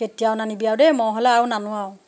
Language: Assamese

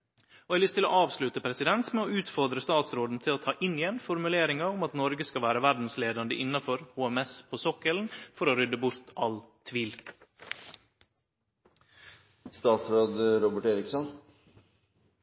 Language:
Norwegian Nynorsk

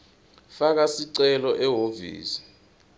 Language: Swati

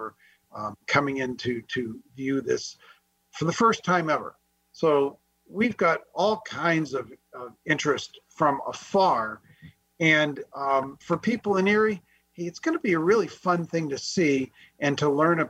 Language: English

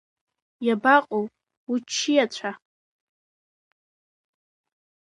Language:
Abkhazian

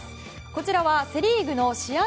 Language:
Japanese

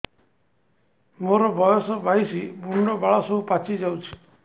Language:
Odia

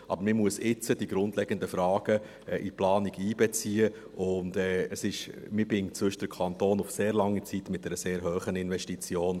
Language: Swiss German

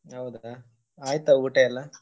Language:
Kannada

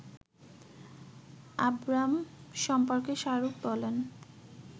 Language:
Bangla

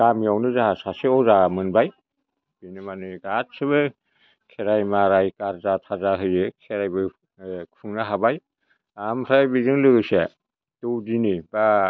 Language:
Bodo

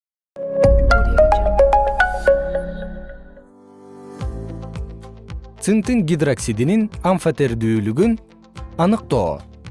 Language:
Kyrgyz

